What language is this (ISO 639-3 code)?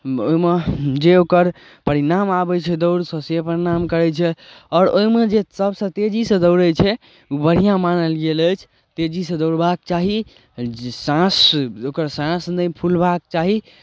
mai